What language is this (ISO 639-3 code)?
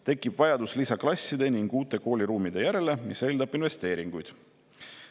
est